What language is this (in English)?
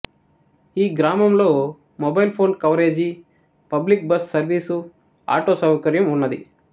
Telugu